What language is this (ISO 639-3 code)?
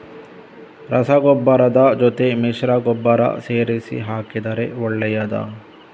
kan